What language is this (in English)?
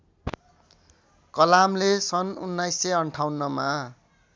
Nepali